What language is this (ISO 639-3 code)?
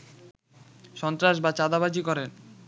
ben